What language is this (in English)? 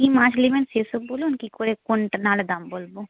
Bangla